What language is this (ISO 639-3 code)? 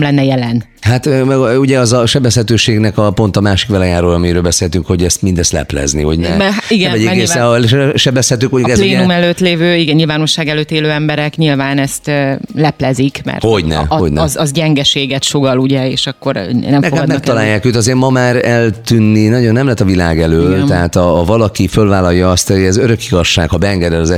hun